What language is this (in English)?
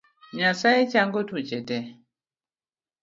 Luo (Kenya and Tanzania)